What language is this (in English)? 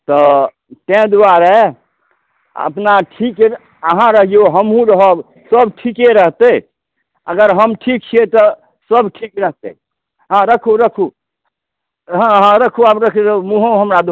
Maithili